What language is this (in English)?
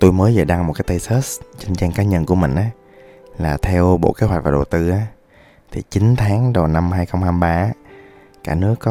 Vietnamese